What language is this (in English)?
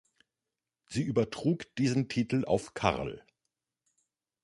German